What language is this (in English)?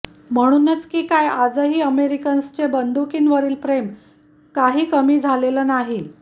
Marathi